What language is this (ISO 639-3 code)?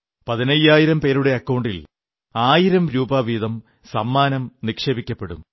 mal